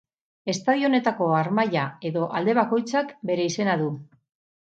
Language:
Basque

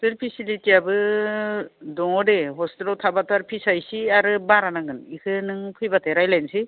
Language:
Bodo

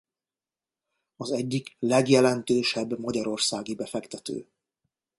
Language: Hungarian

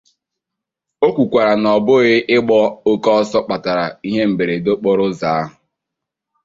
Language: Igbo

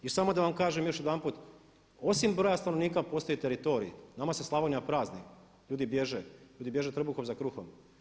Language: Croatian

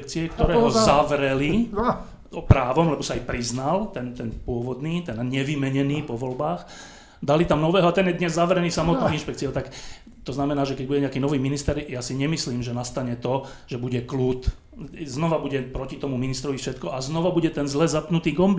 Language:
Slovak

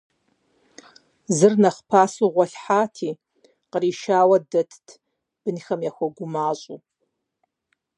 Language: Kabardian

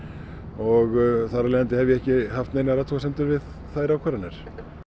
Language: Icelandic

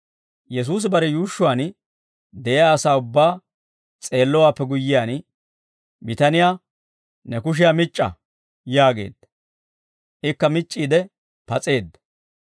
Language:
Dawro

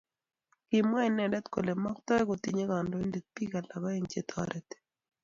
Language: Kalenjin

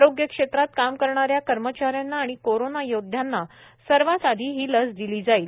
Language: Marathi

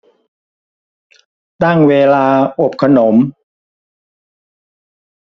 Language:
Thai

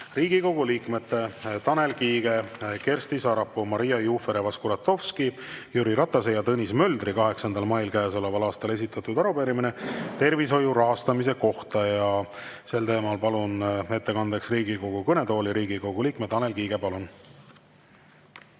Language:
Estonian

